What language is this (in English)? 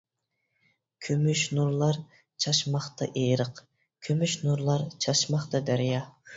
Uyghur